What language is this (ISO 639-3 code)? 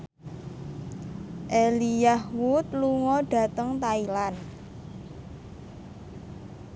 jav